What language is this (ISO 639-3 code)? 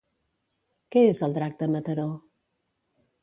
cat